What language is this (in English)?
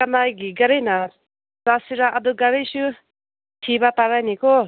Manipuri